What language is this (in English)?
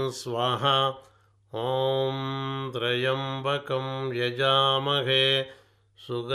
Telugu